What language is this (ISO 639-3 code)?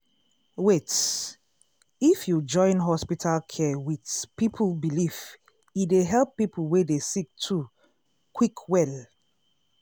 pcm